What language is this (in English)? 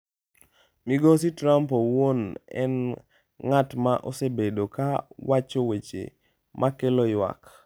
Luo (Kenya and Tanzania)